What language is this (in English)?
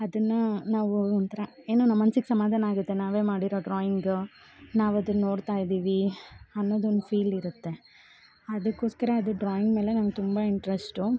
Kannada